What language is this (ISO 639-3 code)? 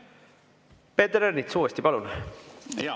est